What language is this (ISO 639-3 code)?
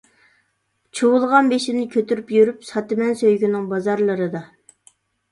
uig